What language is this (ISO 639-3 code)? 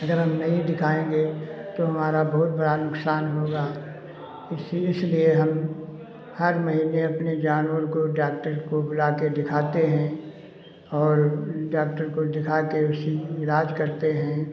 hin